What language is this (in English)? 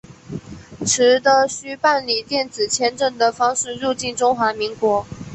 Chinese